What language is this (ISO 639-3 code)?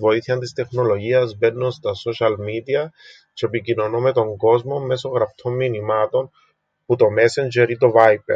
ell